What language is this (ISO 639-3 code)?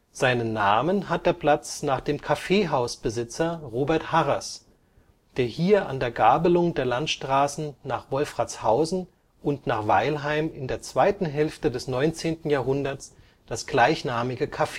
deu